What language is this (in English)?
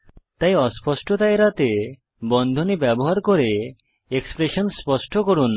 Bangla